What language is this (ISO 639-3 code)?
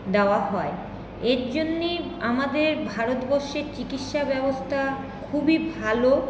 ben